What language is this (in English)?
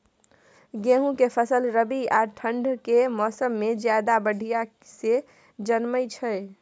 Maithili